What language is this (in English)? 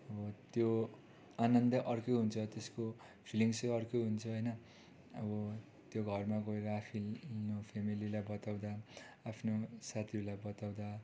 Nepali